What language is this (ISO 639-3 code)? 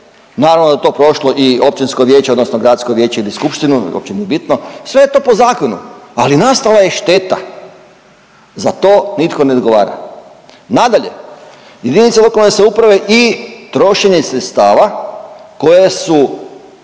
hrv